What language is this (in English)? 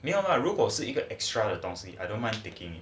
English